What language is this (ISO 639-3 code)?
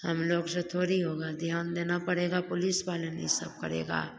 hin